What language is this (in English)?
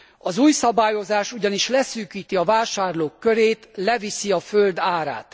Hungarian